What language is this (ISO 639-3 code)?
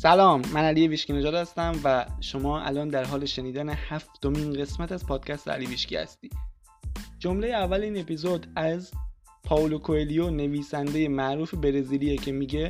fas